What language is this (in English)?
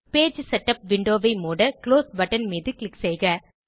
Tamil